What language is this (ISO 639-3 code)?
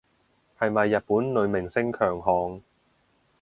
yue